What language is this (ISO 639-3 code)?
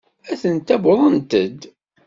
kab